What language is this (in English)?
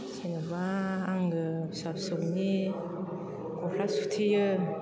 Bodo